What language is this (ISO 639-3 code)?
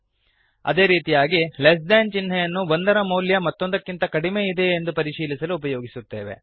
kan